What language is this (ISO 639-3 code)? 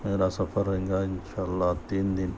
urd